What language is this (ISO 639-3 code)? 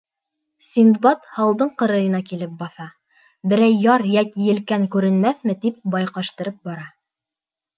bak